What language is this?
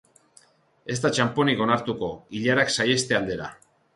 Basque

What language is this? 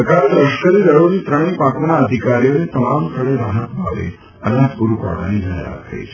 Gujarati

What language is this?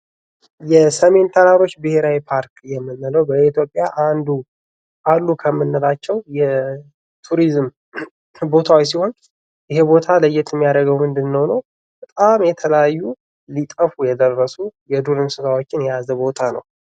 Amharic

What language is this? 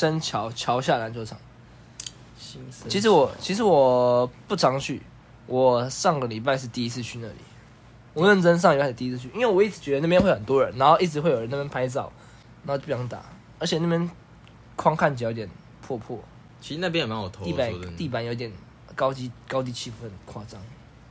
Chinese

